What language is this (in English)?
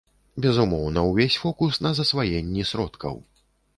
Belarusian